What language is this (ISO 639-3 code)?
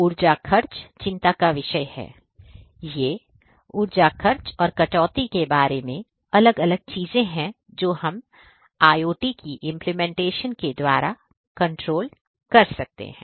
hin